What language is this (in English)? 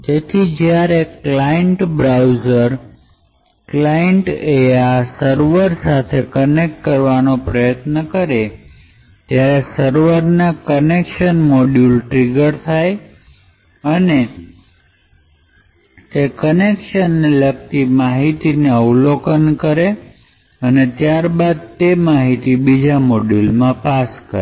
Gujarati